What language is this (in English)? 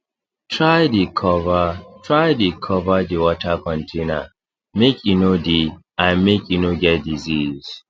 Nigerian Pidgin